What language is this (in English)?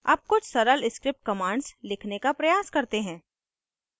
Hindi